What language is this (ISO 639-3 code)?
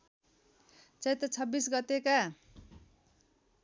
nep